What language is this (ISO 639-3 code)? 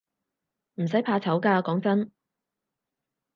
yue